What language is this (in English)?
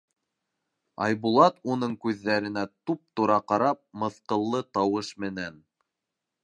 Bashkir